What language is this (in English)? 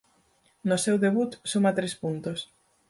Galician